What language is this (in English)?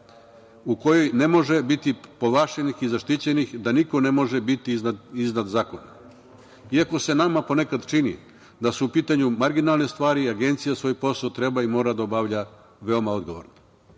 Serbian